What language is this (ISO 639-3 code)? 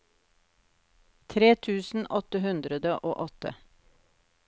nor